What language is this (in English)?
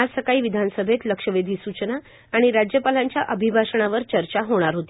Marathi